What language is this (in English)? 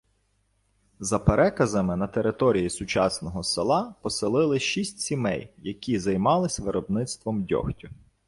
Ukrainian